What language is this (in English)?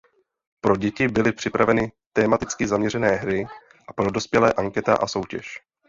Czech